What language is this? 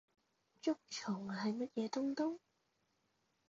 Cantonese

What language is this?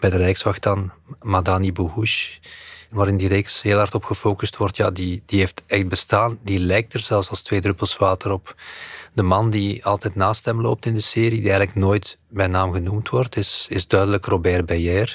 Dutch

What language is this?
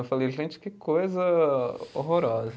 Portuguese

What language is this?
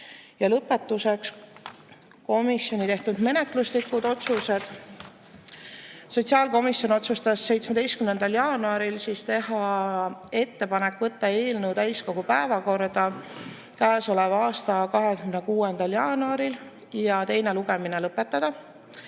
Estonian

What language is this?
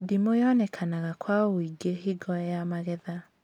Kikuyu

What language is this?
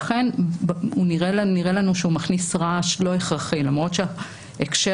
Hebrew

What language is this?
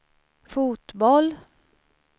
Swedish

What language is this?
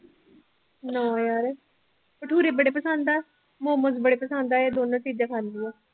Punjabi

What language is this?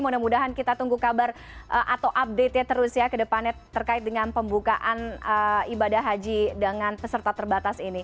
Indonesian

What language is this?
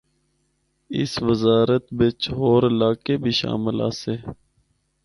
Northern Hindko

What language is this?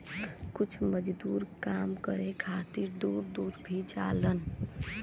Bhojpuri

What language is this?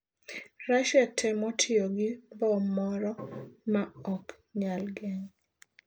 Luo (Kenya and Tanzania)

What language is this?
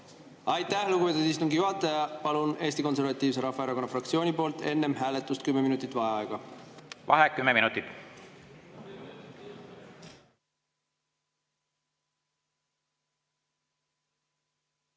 Estonian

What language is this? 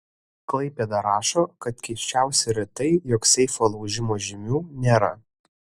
Lithuanian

